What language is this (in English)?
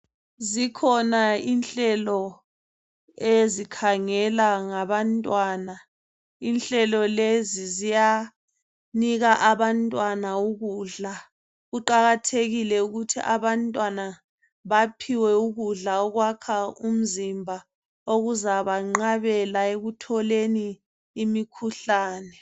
North Ndebele